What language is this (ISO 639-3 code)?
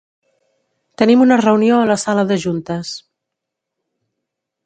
cat